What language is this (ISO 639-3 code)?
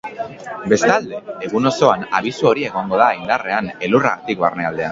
eus